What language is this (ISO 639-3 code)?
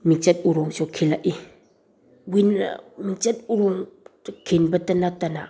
mni